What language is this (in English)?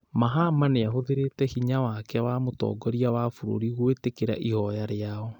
Kikuyu